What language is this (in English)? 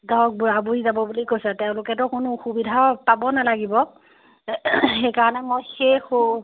Assamese